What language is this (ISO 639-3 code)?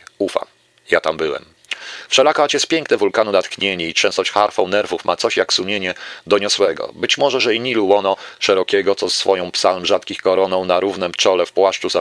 pol